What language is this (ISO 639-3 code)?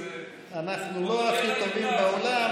heb